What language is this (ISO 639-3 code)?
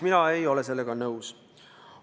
est